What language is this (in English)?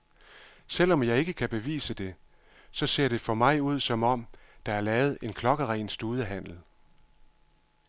Danish